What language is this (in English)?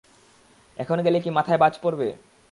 Bangla